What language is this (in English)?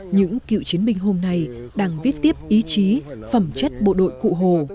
Vietnamese